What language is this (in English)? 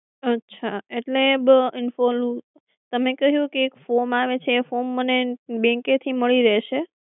Gujarati